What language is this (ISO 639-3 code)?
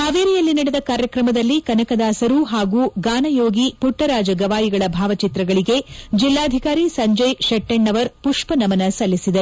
kan